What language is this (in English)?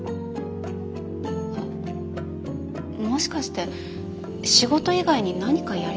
Japanese